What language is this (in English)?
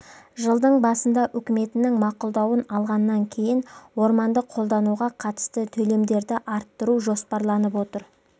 Kazakh